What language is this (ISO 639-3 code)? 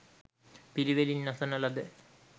sin